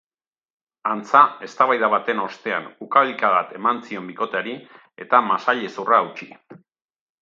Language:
Basque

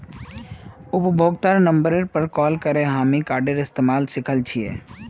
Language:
Magahi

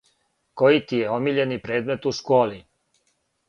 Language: Serbian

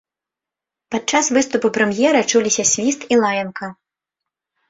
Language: Belarusian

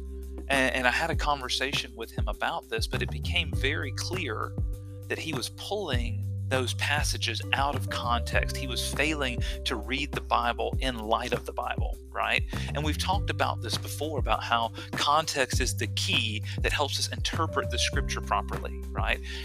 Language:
English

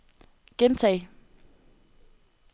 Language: Danish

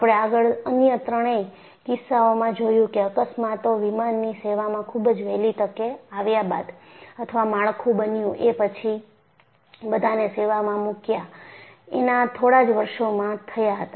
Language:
Gujarati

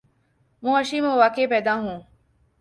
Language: Urdu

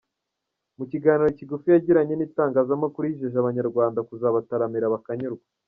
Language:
Kinyarwanda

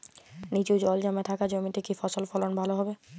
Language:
Bangla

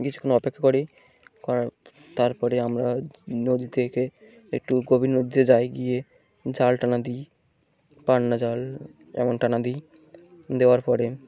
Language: Bangla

